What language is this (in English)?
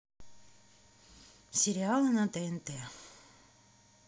Russian